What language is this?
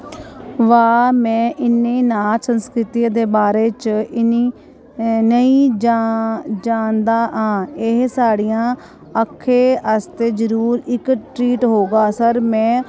Dogri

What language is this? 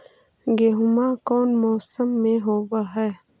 Magahi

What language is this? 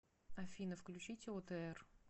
Russian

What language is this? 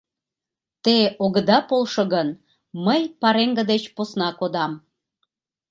Mari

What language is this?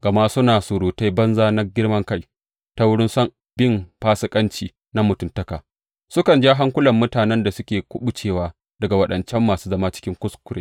Hausa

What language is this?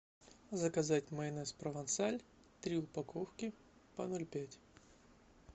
Russian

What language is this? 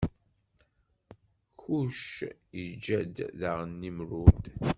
Kabyle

